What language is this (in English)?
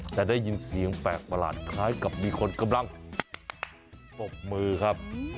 Thai